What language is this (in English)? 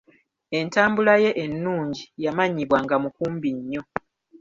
Ganda